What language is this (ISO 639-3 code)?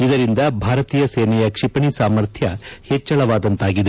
kan